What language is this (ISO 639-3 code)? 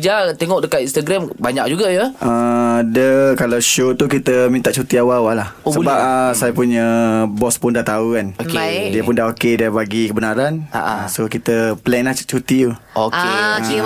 msa